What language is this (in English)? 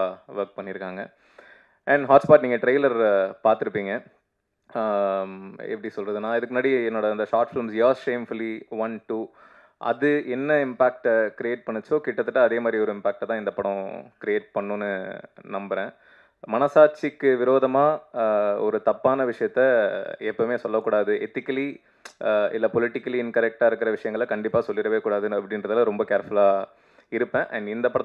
Tamil